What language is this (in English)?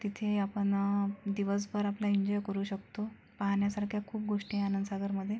Marathi